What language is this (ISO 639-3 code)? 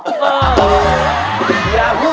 tha